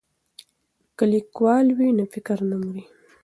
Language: Pashto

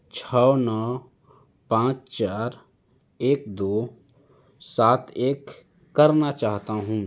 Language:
Urdu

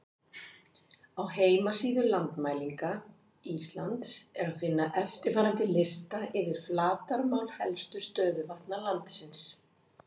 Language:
Icelandic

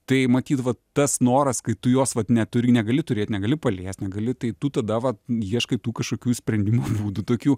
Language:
Lithuanian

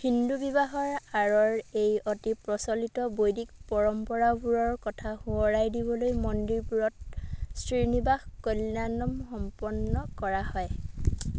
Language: Assamese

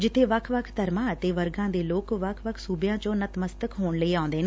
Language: Punjabi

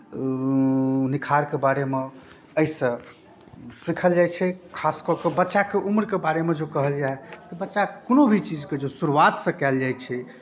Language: Maithili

